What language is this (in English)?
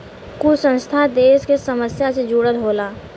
Bhojpuri